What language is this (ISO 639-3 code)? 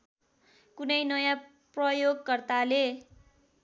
nep